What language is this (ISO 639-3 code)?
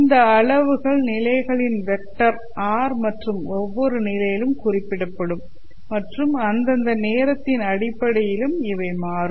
tam